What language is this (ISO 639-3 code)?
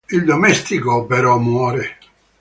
ita